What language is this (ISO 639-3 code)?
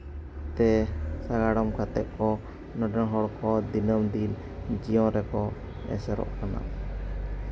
sat